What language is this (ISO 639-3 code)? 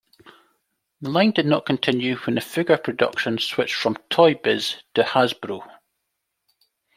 eng